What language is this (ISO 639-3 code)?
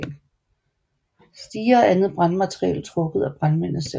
dan